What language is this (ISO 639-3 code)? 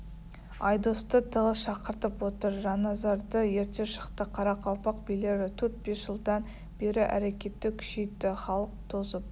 kaz